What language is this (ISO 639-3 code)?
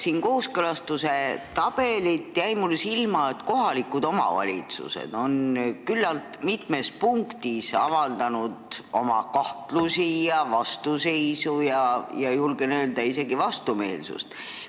est